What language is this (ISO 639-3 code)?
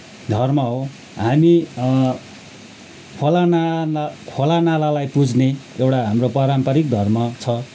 nep